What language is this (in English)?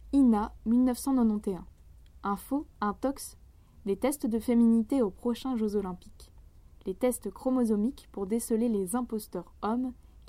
French